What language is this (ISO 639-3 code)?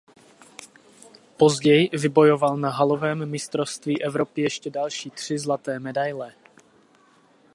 ces